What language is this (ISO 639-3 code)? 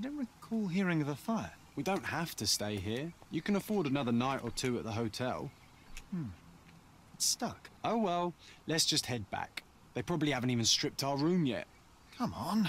deu